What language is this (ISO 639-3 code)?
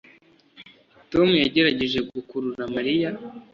kin